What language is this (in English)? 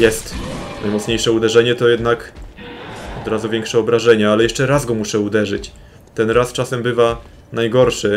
Polish